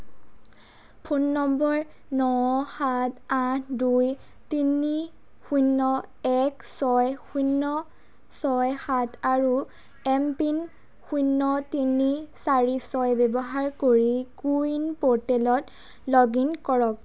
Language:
Assamese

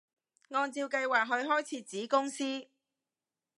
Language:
Cantonese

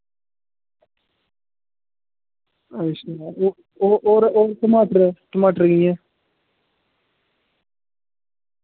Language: Dogri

